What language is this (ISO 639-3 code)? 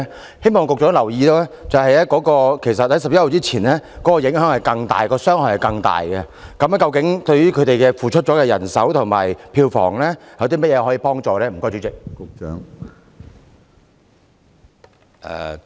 yue